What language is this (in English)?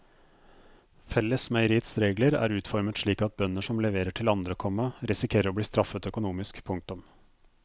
Norwegian